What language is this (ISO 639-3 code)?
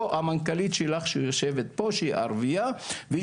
heb